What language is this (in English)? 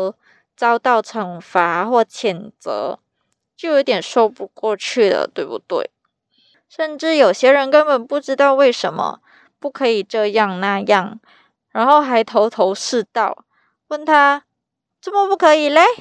Chinese